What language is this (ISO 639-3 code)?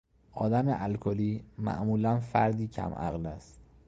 fas